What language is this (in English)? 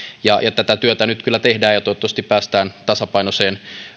Finnish